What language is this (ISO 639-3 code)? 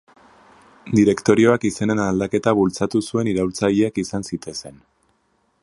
eus